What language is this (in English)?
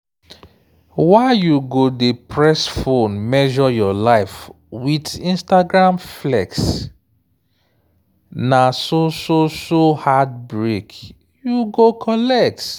Nigerian Pidgin